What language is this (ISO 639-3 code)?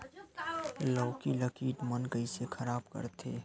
hne